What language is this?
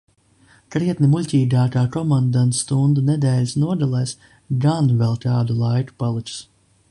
Latvian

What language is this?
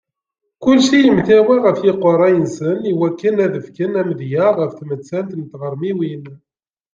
Kabyle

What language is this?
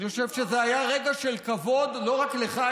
Hebrew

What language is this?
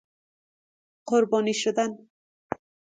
Persian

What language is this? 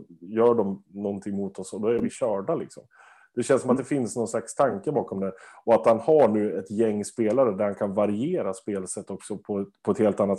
Swedish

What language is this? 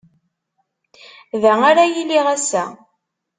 Kabyle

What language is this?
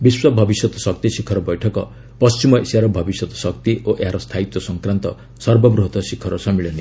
Odia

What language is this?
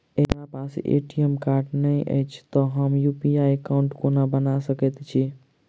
Maithili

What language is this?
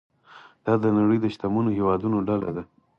Pashto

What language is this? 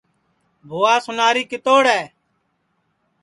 Sansi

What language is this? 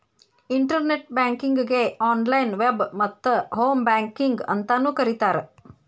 Kannada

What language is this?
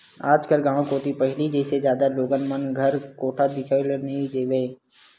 Chhattisgarhi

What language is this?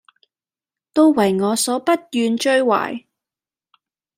Cantonese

